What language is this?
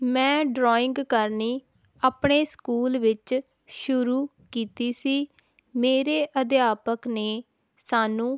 Punjabi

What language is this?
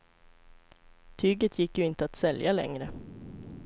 Swedish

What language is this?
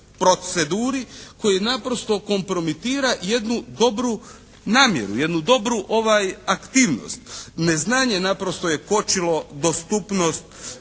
Croatian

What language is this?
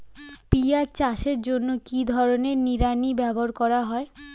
Bangla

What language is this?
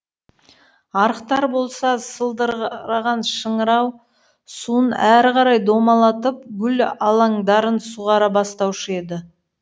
Kazakh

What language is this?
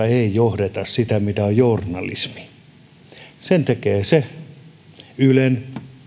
Finnish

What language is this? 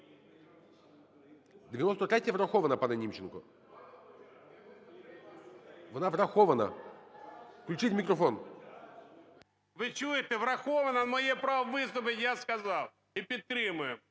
Ukrainian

